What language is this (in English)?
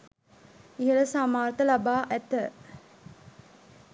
Sinhala